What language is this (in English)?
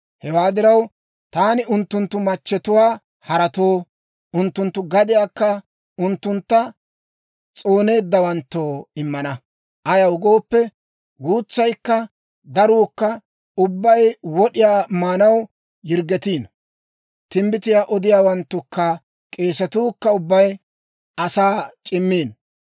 Dawro